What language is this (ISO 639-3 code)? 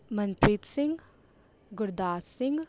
pan